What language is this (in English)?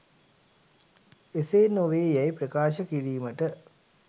Sinhala